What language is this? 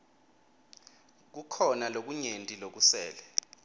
Swati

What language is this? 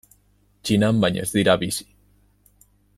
Basque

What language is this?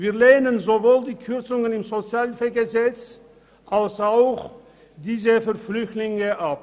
Swiss German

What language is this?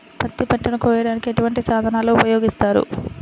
Telugu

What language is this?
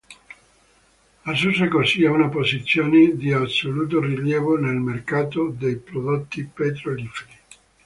Italian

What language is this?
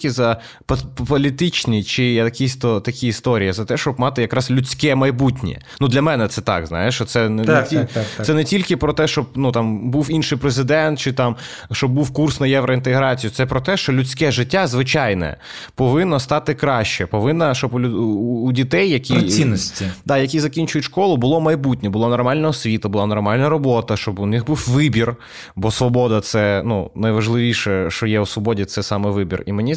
Ukrainian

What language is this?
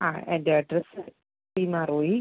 Malayalam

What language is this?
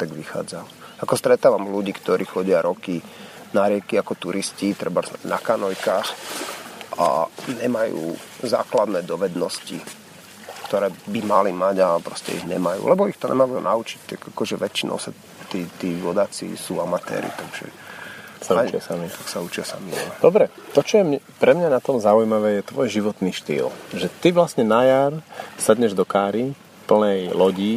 Slovak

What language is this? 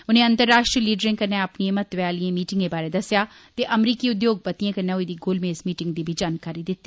Dogri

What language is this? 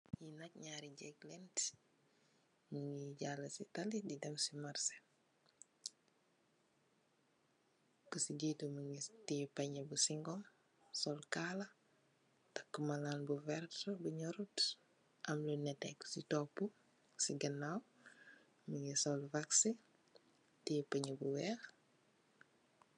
Wolof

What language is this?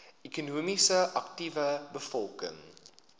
Afrikaans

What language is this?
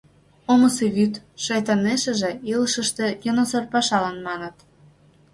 Mari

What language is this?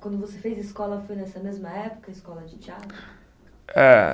Portuguese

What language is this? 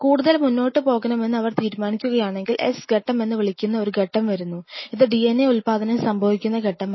Malayalam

